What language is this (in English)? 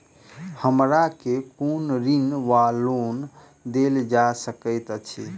Maithili